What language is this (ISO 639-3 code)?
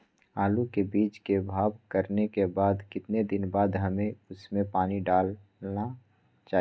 mag